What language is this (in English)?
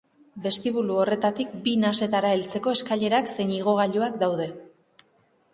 Basque